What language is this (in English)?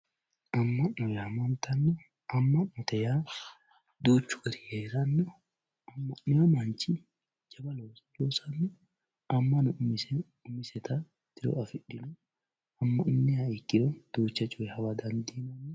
Sidamo